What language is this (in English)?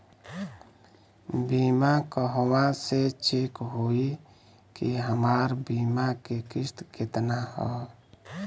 Bhojpuri